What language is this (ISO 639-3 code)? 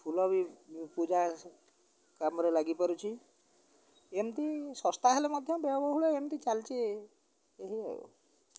ori